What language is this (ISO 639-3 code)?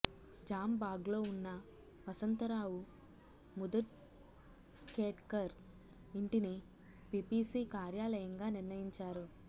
tel